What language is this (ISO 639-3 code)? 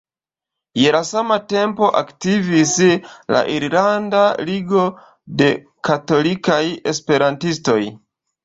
epo